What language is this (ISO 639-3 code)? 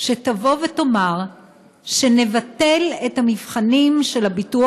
heb